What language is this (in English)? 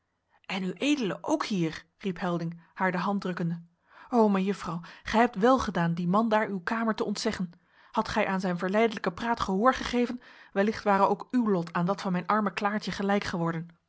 Dutch